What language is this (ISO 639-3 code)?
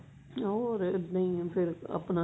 pan